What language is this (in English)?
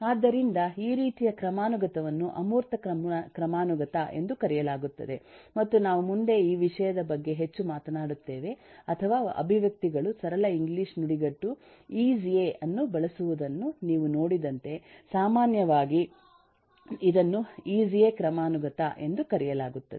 Kannada